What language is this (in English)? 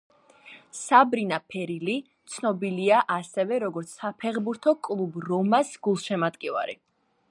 Georgian